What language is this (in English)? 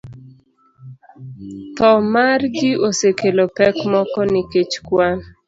Luo (Kenya and Tanzania)